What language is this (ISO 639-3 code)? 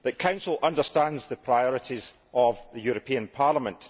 eng